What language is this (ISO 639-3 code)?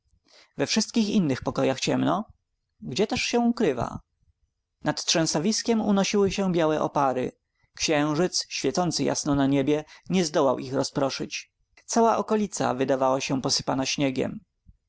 pol